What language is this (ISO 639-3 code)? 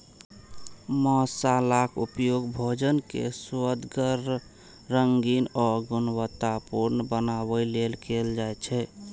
mai